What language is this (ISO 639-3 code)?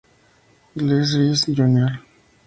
spa